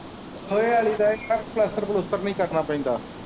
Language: Punjabi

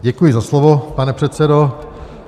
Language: Czech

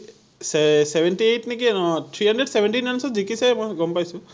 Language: Assamese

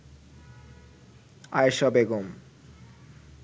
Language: Bangla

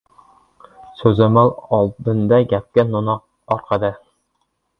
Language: Uzbek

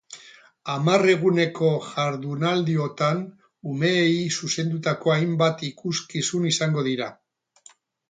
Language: Basque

